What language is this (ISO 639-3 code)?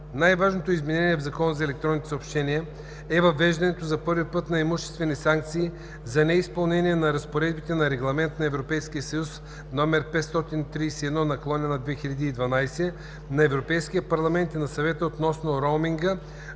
bul